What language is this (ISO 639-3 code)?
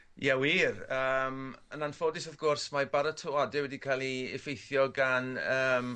cym